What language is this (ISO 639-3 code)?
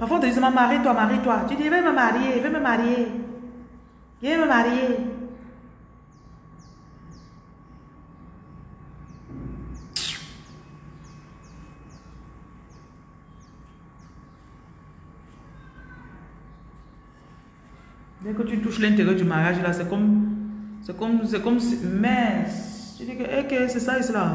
fra